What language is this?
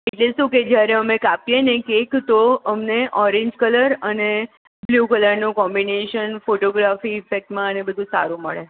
Gujarati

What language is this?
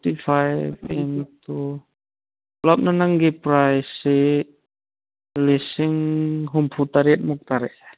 Manipuri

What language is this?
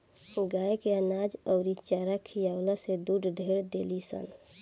Bhojpuri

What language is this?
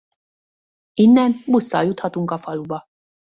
Hungarian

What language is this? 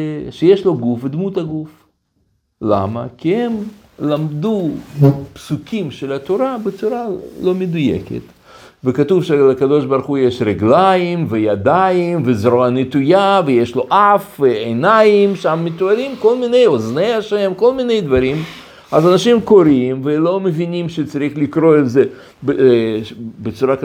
Hebrew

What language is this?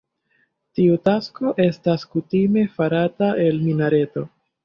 Esperanto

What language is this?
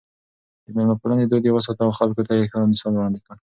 Pashto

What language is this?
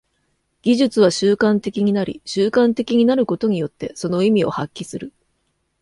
Japanese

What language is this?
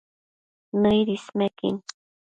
Matsés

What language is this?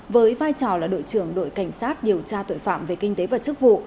Vietnamese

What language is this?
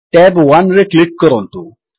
Odia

